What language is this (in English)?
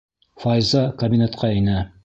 Bashkir